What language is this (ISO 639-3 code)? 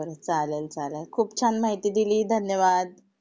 mar